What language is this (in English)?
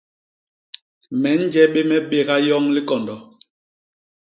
Basaa